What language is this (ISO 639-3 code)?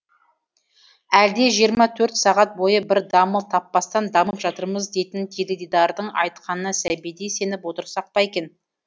kaz